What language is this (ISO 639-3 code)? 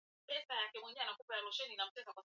swa